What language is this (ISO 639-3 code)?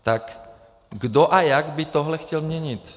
ces